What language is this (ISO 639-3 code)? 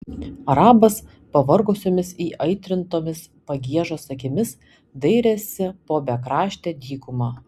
lit